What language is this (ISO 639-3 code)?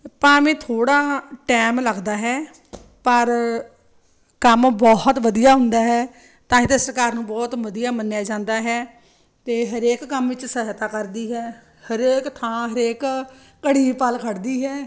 pan